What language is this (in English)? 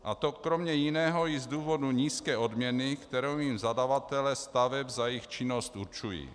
Czech